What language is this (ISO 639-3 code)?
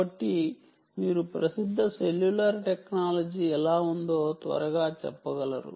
tel